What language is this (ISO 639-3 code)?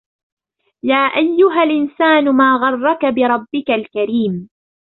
ara